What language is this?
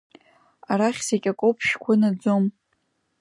Abkhazian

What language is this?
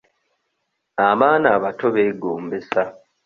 Ganda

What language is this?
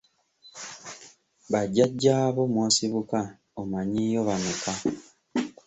Ganda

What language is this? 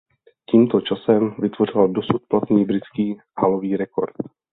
Czech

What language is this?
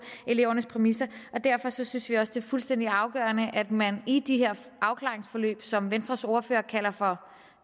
Danish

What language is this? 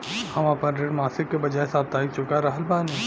Bhojpuri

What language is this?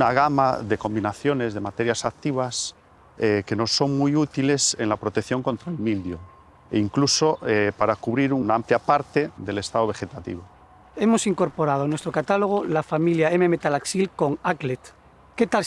Spanish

